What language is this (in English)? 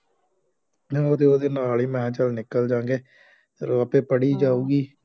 Punjabi